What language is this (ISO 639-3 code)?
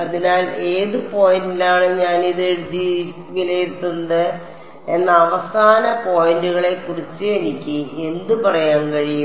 mal